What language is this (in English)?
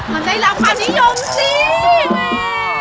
Thai